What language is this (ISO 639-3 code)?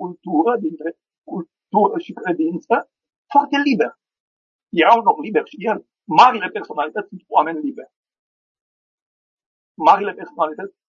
ron